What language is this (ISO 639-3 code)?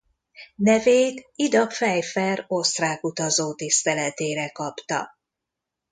hun